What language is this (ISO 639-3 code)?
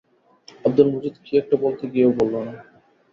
ben